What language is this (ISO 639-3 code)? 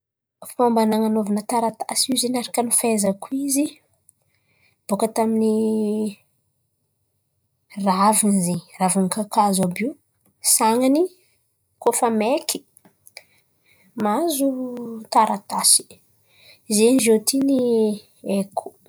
xmv